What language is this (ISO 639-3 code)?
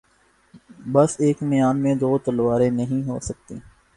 urd